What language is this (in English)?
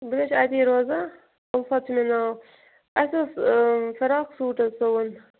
Kashmiri